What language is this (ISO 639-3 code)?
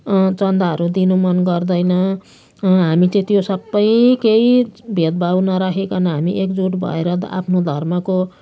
nep